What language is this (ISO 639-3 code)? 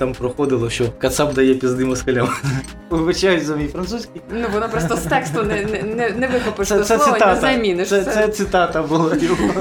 ukr